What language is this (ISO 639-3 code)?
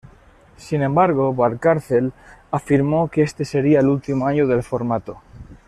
spa